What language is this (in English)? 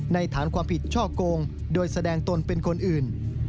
Thai